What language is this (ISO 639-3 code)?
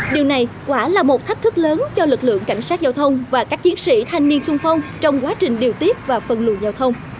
vie